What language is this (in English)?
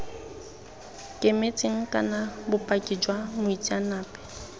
Tswana